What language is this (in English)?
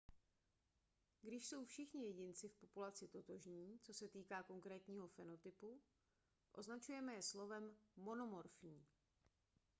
Czech